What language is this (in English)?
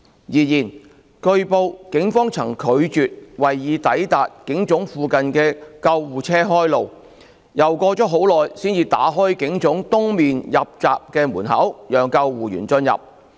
Cantonese